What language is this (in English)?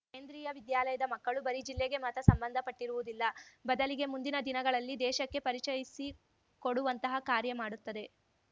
Kannada